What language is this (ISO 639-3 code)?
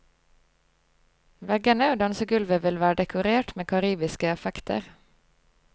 nor